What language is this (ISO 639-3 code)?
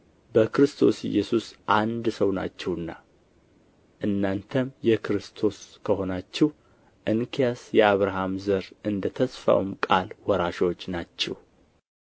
amh